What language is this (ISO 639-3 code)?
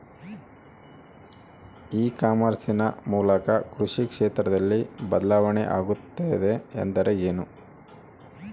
kan